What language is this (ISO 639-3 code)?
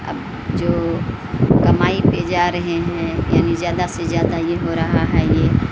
urd